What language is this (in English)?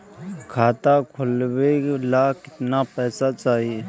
Bhojpuri